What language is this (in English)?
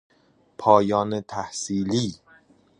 Persian